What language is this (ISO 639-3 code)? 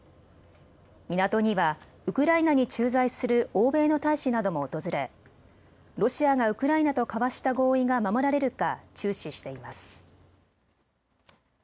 jpn